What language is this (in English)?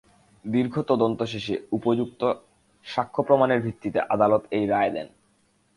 Bangla